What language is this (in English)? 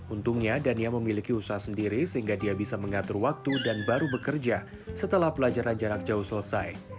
Indonesian